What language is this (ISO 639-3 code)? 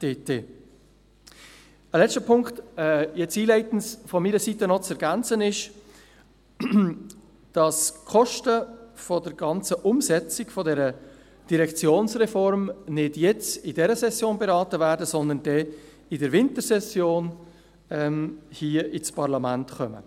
gsw